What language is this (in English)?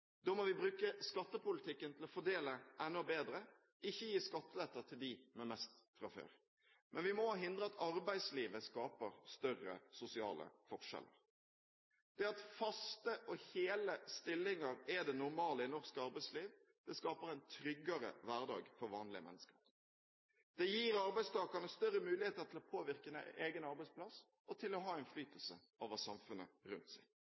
Norwegian Bokmål